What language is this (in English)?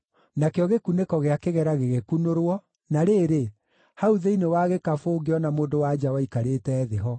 Kikuyu